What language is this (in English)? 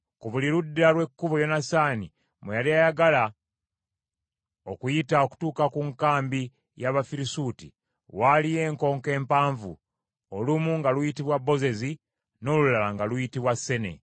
Ganda